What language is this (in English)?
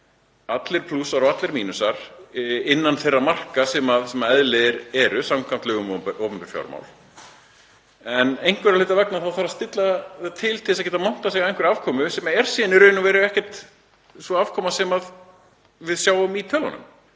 Icelandic